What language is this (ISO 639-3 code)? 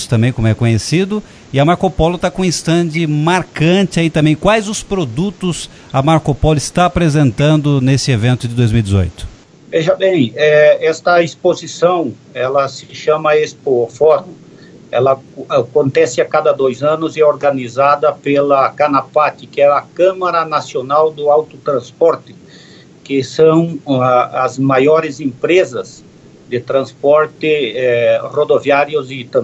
por